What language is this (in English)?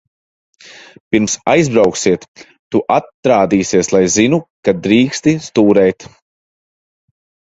Latvian